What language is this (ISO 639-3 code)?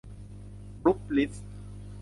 tha